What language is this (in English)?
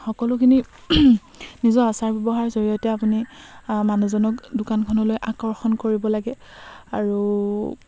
Assamese